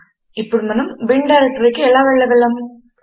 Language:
Telugu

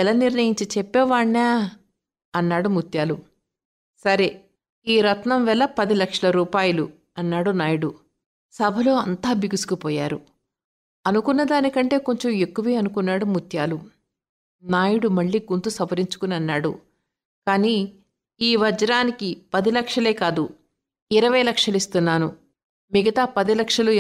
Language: Telugu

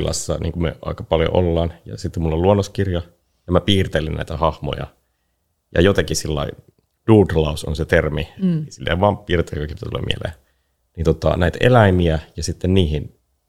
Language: Finnish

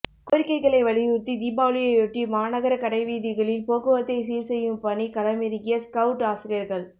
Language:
Tamil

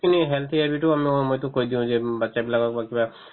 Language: Assamese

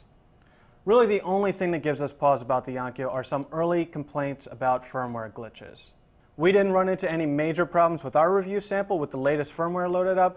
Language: English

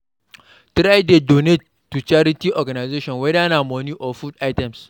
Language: Nigerian Pidgin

